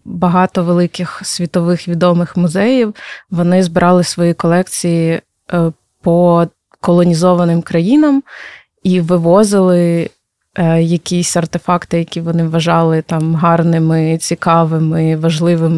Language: Ukrainian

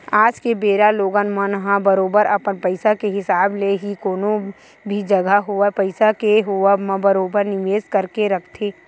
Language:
Chhattisgarhi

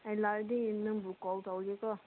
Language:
Manipuri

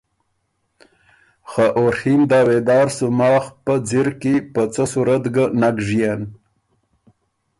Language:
Ormuri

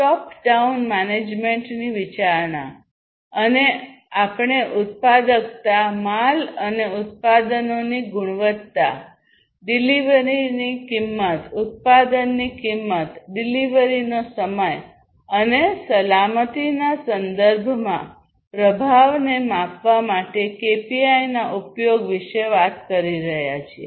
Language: Gujarati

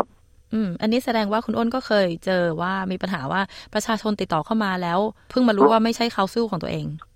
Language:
Thai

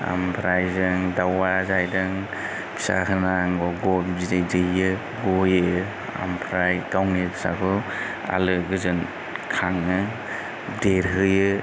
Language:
Bodo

